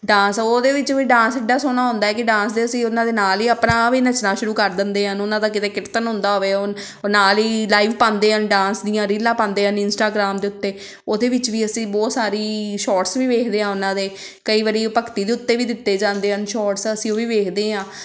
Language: Punjabi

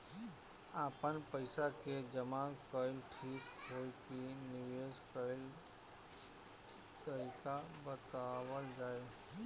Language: Bhojpuri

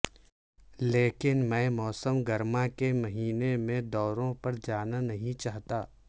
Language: Urdu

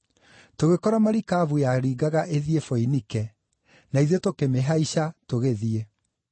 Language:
Kikuyu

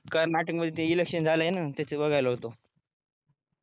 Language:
Marathi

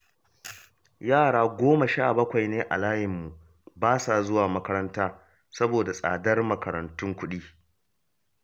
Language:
Hausa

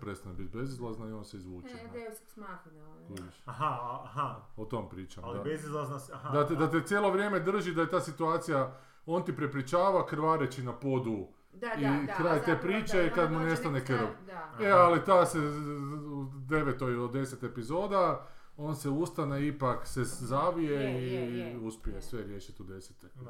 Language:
Croatian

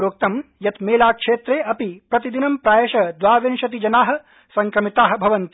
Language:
Sanskrit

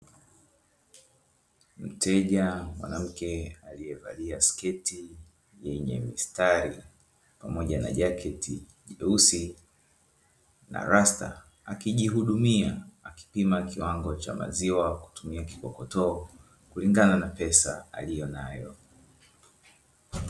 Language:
Swahili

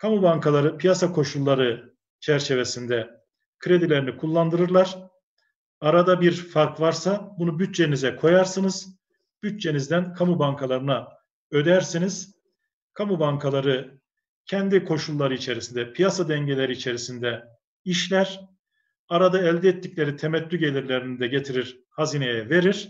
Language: Turkish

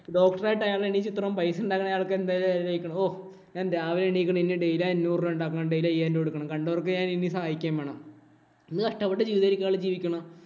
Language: Malayalam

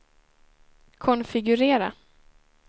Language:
Swedish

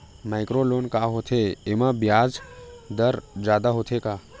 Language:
Chhattisgarhi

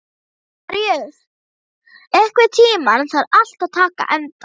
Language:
Icelandic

